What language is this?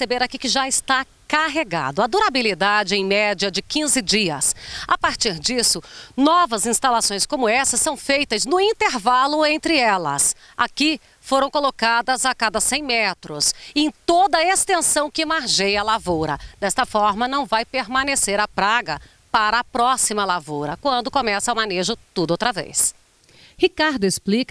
Portuguese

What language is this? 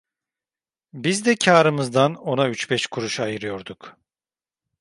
Turkish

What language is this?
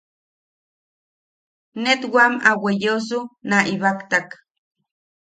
Yaqui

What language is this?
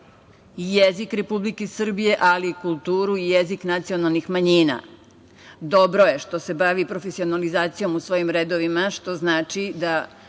Serbian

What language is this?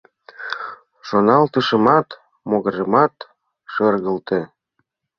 Mari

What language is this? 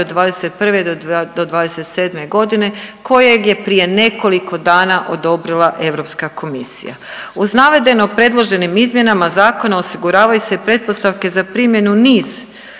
Croatian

